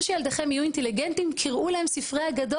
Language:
Hebrew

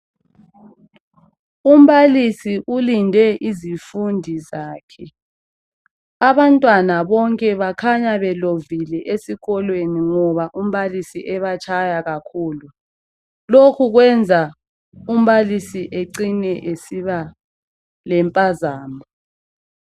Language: North Ndebele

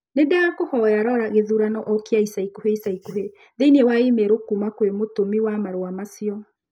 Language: Kikuyu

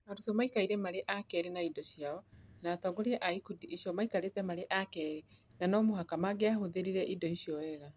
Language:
Kikuyu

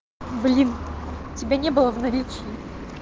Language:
Russian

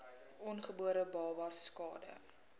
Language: Afrikaans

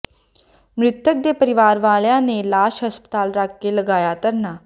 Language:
Punjabi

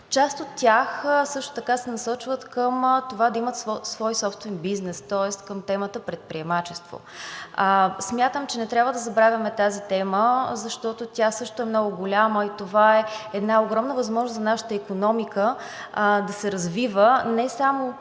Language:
Bulgarian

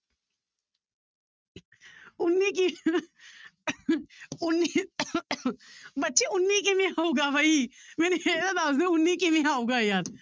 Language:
Punjabi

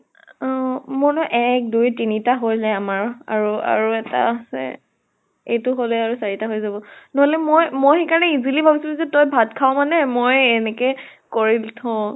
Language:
Assamese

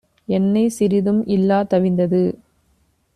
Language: Tamil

